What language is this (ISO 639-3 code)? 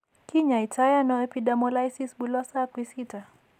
kln